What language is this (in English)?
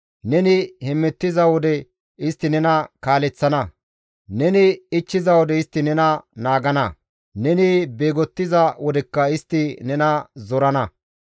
Gamo